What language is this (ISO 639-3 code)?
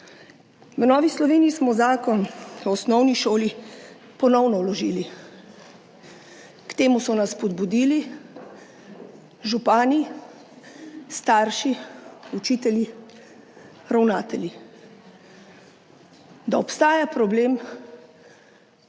slv